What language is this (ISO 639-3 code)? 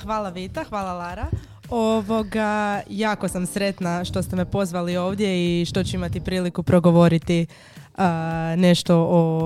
hrv